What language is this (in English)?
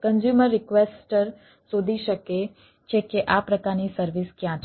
Gujarati